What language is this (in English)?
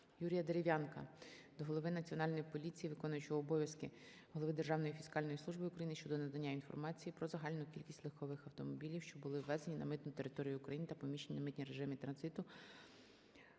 Ukrainian